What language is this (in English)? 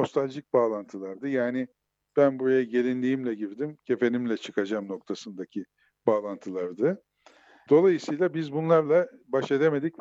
Turkish